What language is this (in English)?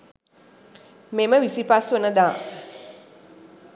Sinhala